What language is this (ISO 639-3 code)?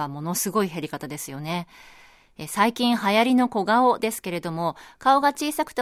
jpn